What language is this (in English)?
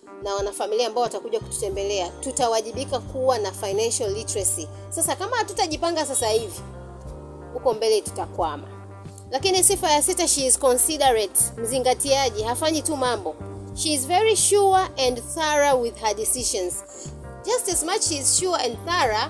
Swahili